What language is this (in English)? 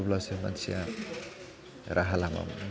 Bodo